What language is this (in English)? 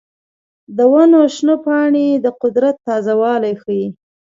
Pashto